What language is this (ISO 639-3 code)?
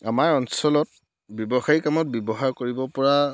asm